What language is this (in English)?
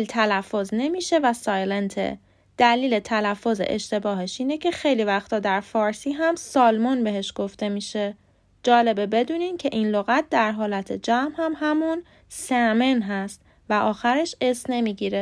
Persian